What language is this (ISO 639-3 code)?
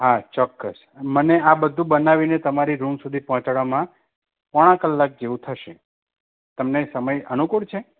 guj